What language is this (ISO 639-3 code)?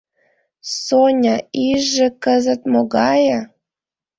chm